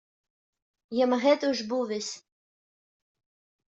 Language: Kabyle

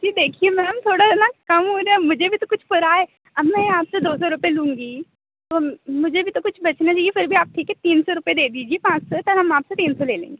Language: Hindi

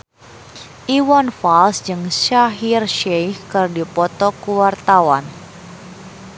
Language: Sundanese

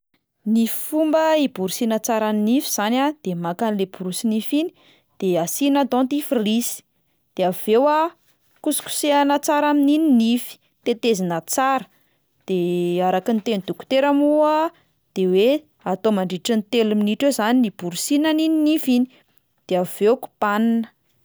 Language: Malagasy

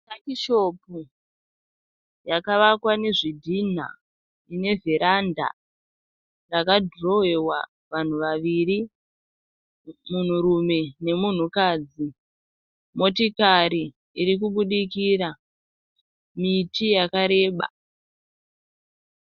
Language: Shona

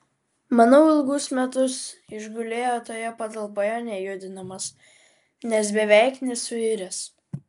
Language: Lithuanian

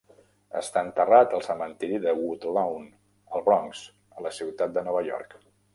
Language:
Catalan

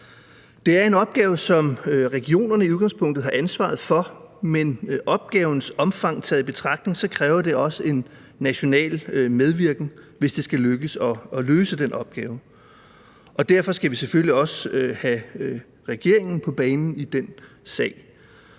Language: Danish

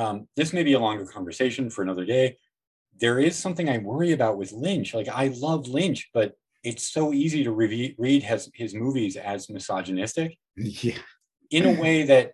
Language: English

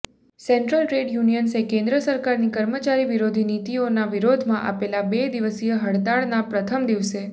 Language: Gujarati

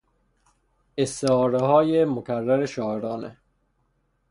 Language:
Persian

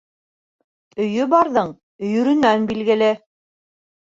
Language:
Bashkir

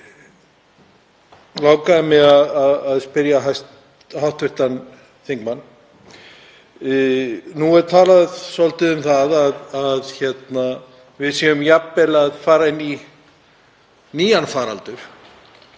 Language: Icelandic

